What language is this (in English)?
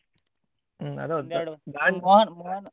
Kannada